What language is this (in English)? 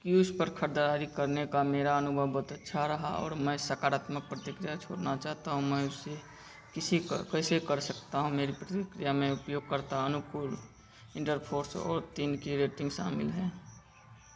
Hindi